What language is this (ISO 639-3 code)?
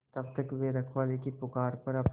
hin